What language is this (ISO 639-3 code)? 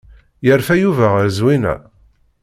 kab